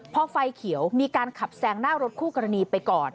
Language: Thai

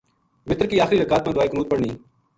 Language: Gujari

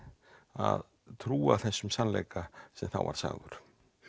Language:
Icelandic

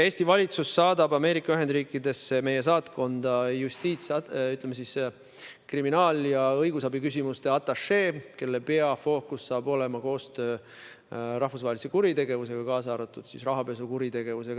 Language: Estonian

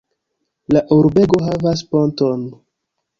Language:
Esperanto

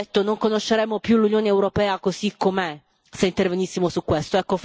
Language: Italian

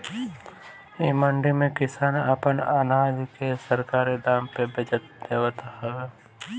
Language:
Bhojpuri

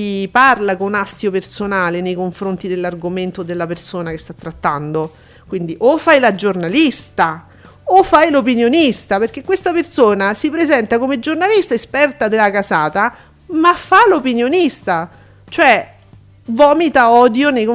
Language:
Italian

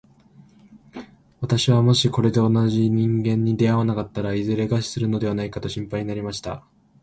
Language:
Japanese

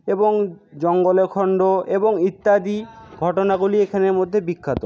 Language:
Bangla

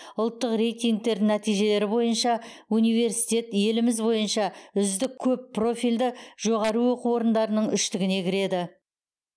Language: Kazakh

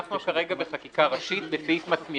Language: Hebrew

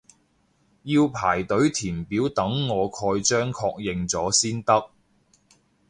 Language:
Cantonese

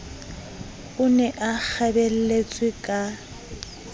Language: Southern Sotho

